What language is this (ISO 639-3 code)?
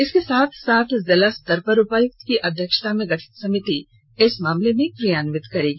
hin